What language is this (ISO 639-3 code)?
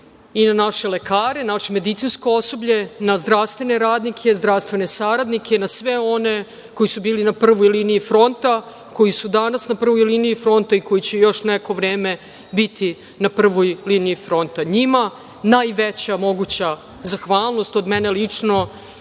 srp